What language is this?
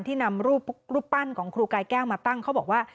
Thai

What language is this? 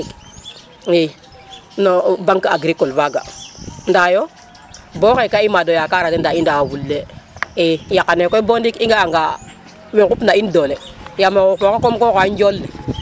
Serer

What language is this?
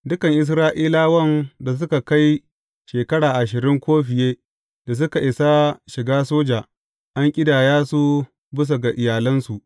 Hausa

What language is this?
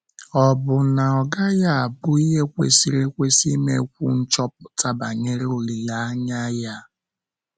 Igbo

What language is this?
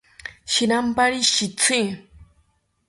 South Ucayali Ashéninka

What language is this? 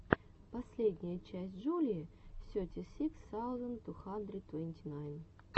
Russian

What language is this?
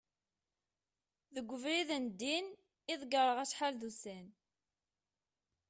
Kabyle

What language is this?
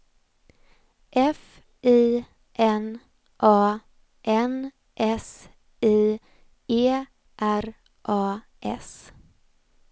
Swedish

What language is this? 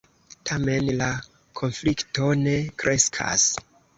Esperanto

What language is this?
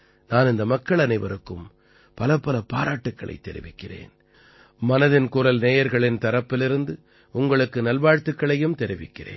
Tamil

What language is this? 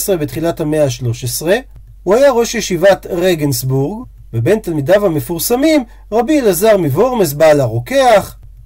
Hebrew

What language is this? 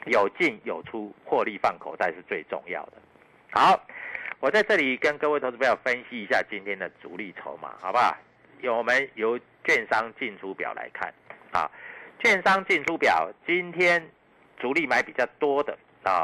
Chinese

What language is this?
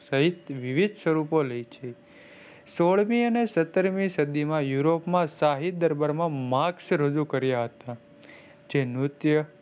Gujarati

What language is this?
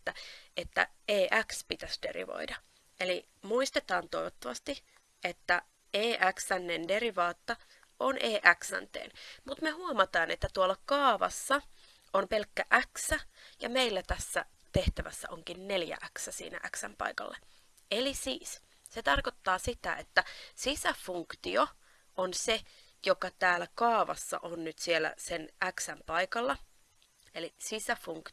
Finnish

